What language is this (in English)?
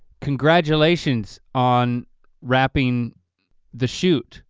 English